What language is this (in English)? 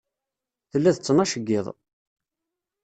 Kabyle